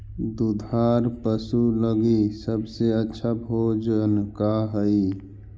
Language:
Magahi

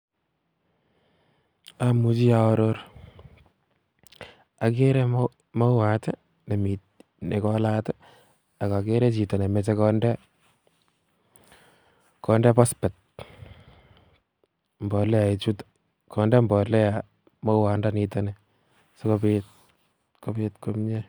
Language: Kalenjin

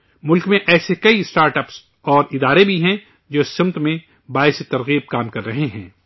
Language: Urdu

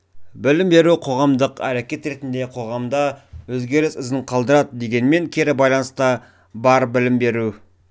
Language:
Kazakh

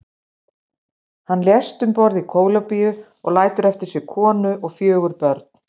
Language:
Icelandic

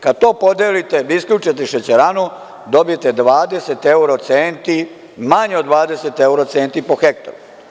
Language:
Serbian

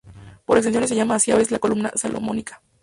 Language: Spanish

